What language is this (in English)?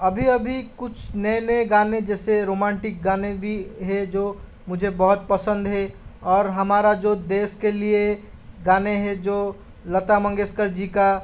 Hindi